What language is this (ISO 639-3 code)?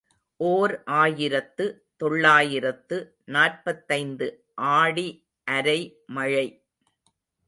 tam